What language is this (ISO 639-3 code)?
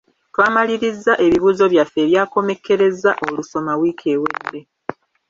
lug